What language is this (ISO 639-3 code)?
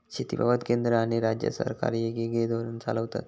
mar